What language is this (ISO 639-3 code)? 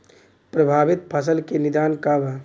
bho